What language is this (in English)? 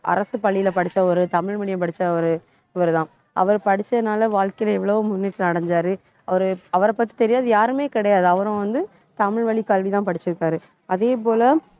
Tamil